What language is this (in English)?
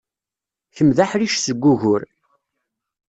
Kabyle